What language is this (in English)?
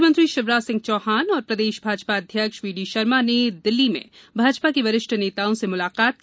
Hindi